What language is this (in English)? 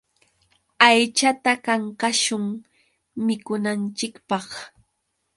Yauyos Quechua